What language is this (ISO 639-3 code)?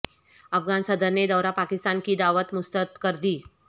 urd